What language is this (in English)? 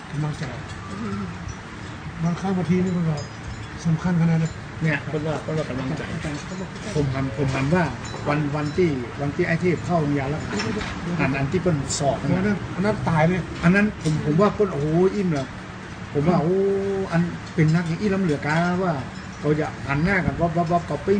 Thai